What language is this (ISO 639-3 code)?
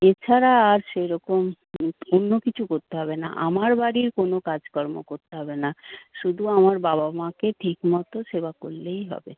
ben